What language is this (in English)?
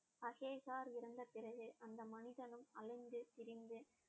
Tamil